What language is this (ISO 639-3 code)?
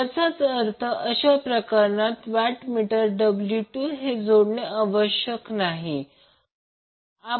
mar